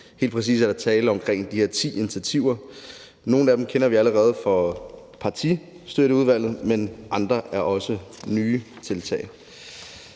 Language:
Danish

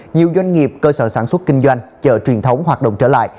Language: Vietnamese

